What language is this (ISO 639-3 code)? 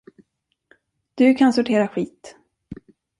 swe